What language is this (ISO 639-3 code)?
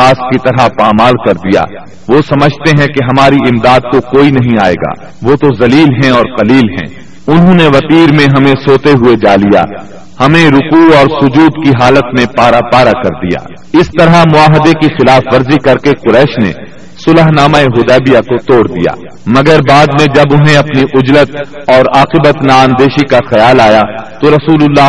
urd